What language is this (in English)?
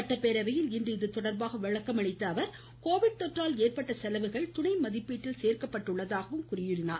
Tamil